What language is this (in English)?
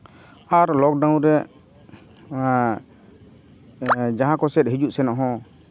Santali